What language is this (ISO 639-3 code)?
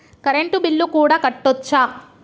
tel